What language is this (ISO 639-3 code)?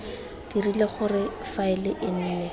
tsn